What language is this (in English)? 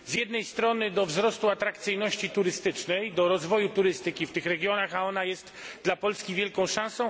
Polish